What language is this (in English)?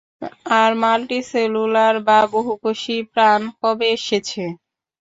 Bangla